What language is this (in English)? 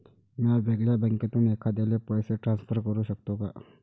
Marathi